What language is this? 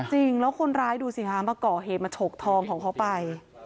Thai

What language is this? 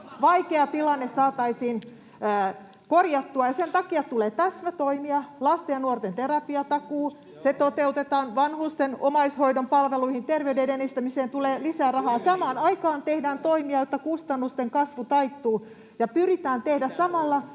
Finnish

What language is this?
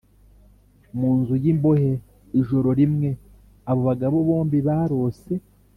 Kinyarwanda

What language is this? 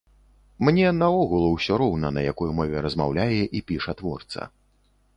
Belarusian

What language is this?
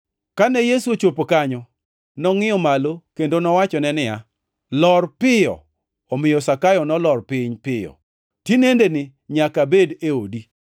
Luo (Kenya and Tanzania)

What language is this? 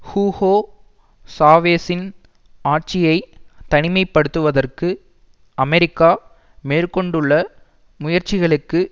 Tamil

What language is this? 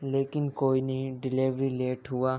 Urdu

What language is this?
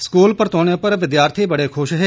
Dogri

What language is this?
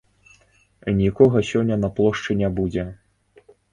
Belarusian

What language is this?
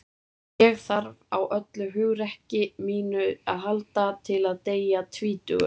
Icelandic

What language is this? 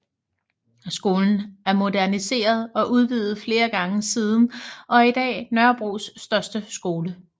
Danish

